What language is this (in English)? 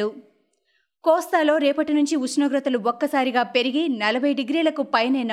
Telugu